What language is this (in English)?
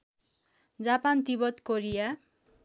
Nepali